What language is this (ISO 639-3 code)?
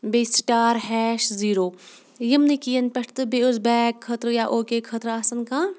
kas